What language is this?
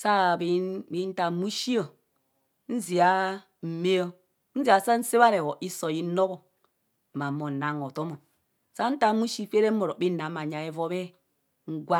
Kohumono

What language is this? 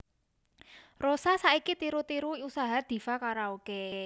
Javanese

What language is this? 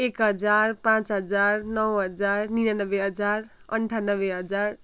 Nepali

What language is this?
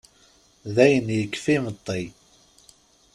Kabyle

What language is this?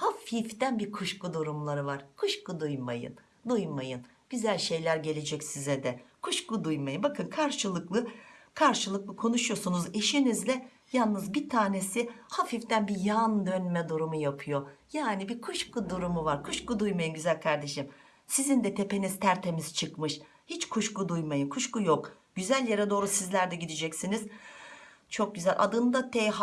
Turkish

